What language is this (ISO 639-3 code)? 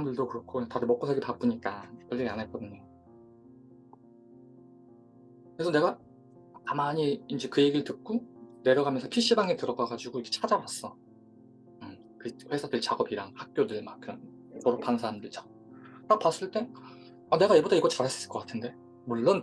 kor